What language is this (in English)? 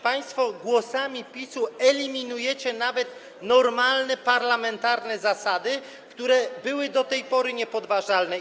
Polish